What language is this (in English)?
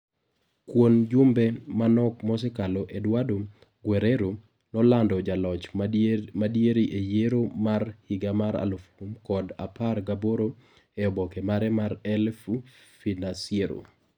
Luo (Kenya and Tanzania)